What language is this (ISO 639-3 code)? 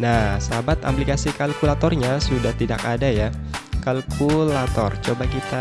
ind